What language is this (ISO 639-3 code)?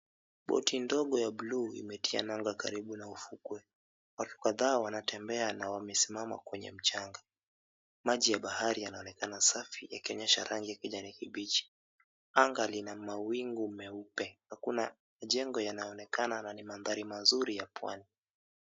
swa